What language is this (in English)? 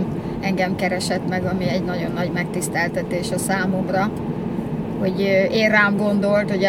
Hungarian